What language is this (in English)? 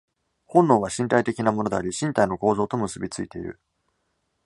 Japanese